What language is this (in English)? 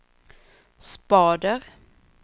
Swedish